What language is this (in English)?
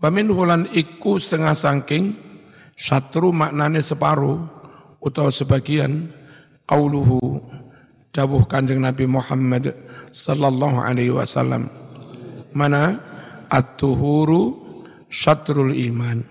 Indonesian